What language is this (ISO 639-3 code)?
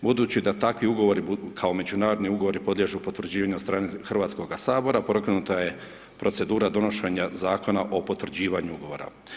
hrv